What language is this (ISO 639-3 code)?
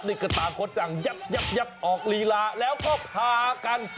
tha